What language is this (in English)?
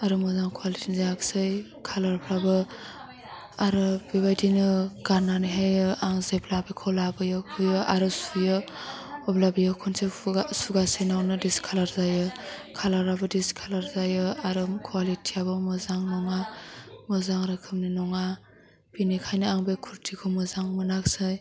Bodo